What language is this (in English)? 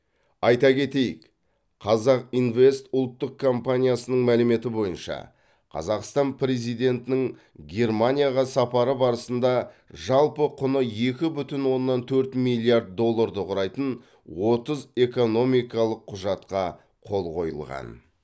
Kazakh